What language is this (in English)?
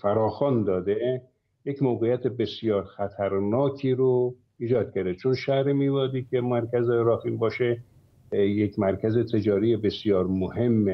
Persian